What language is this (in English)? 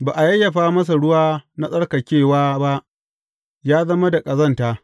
Hausa